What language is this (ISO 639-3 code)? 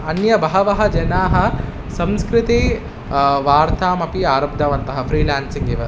san